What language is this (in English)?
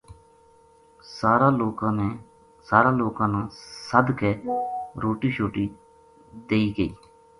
Gujari